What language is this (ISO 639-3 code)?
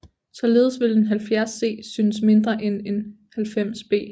dan